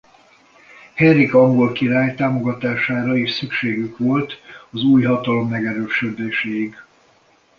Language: Hungarian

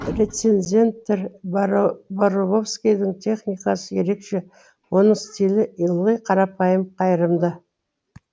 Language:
Kazakh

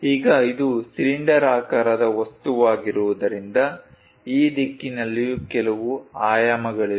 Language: Kannada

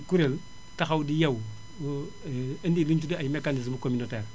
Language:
Wolof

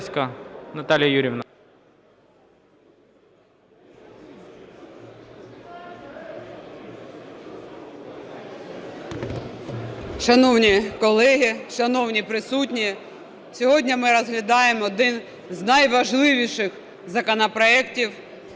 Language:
Ukrainian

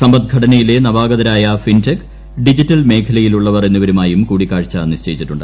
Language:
Malayalam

